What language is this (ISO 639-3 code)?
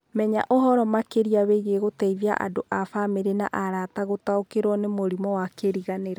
kik